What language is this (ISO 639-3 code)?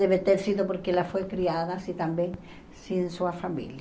por